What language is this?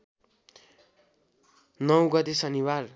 Nepali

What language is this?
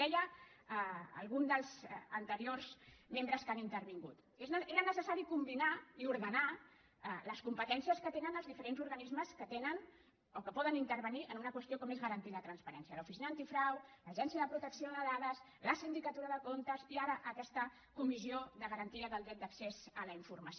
Catalan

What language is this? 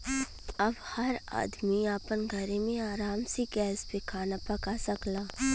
Bhojpuri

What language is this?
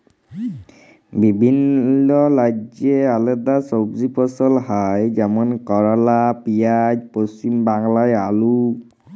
Bangla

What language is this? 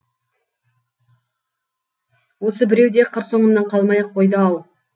Kazakh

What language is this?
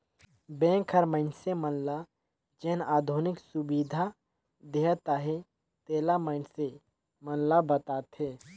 Chhattisgarhi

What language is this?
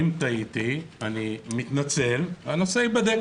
Hebrew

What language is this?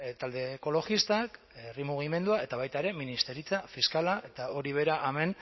Basque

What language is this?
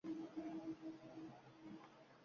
Uzbek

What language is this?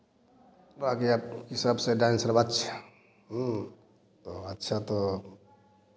Hindi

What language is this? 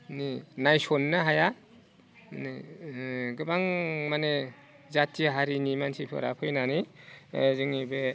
Bodo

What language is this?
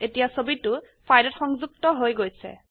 Assamese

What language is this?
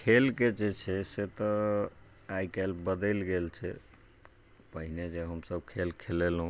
Maithili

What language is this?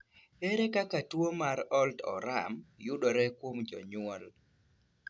Luo (Kenya and Tanzania)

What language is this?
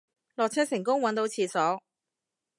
Cantonese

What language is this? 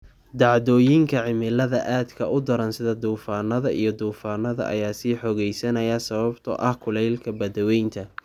Somali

